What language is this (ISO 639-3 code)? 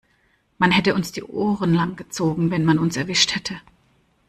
deu